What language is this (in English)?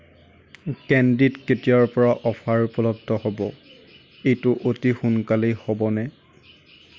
Assamese